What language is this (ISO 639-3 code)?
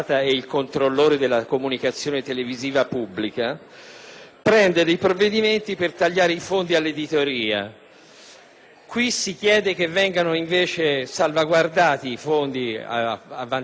ita